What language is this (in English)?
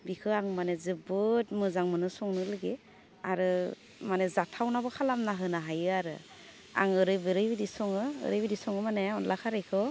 Bodo